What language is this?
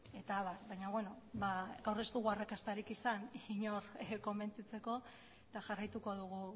Basque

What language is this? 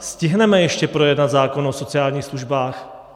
Czech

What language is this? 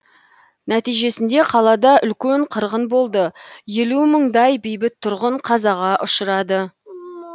Kazakh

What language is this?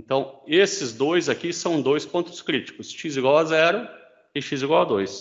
Portuguese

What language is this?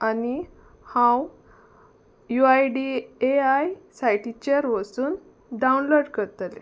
Konkani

